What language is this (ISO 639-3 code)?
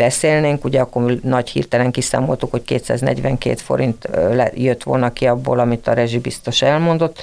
hun